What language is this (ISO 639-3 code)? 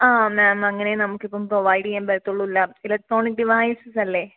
mal